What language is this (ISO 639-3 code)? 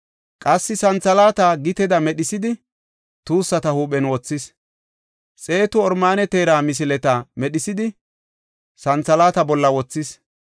gof